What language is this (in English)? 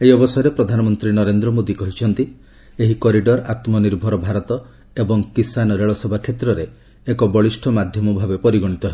Odia